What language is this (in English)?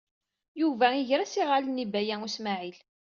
Kabyle